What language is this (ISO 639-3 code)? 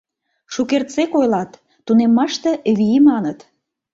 chm